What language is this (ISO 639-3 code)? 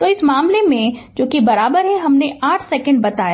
hin